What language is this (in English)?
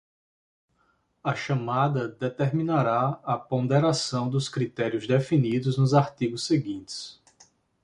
Portuguese